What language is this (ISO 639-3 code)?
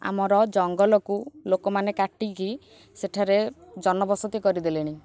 ori